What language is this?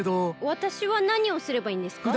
Japanese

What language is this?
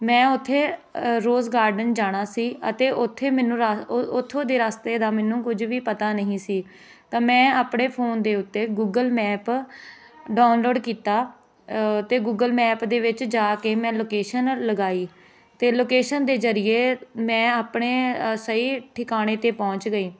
Punjabi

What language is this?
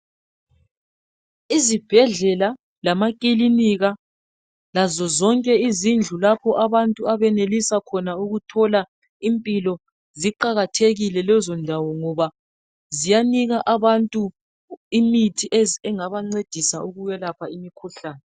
North Ndebele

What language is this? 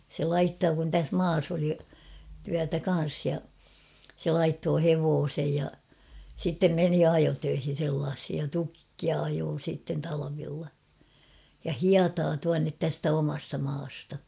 Finnish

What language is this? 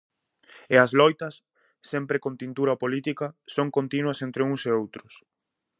Galician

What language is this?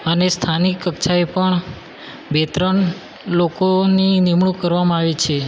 Gujarati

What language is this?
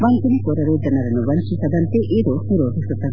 Kannada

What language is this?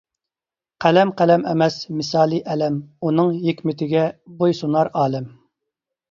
Uyghur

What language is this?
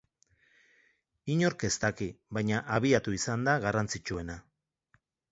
Basque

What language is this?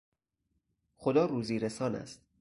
Persian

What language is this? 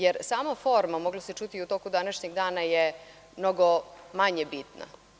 Serbian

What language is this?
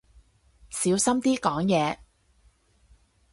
Cantonese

